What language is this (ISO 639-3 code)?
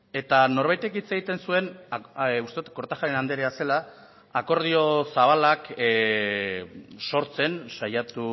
eus